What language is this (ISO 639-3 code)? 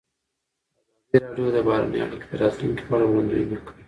pus